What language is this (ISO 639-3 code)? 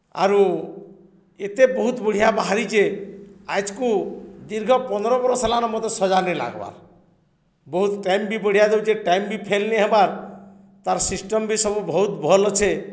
ori